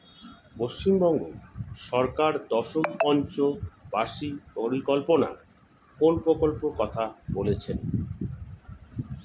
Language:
Bangla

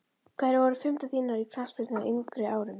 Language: Icelandic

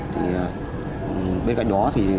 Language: Vietnamese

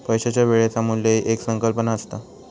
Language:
Marathi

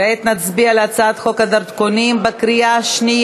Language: Hebrew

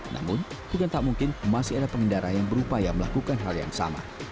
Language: Indonesian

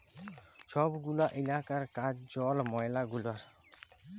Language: Bangla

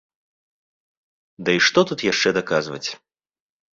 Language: Belarusian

